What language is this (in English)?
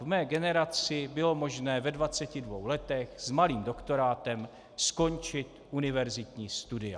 Czech